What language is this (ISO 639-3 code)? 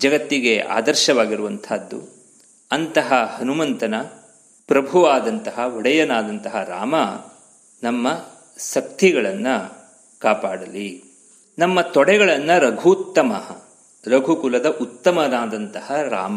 kan